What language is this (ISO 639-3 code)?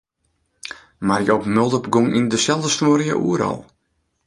fry